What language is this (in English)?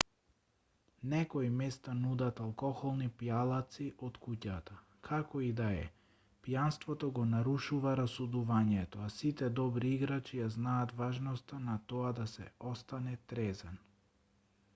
Macedonian